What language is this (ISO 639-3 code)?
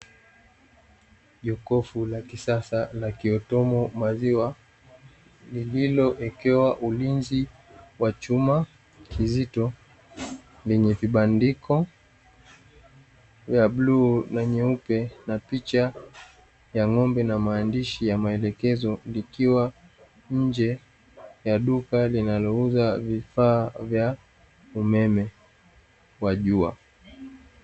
swa